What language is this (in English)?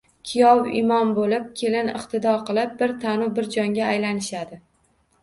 Uzbek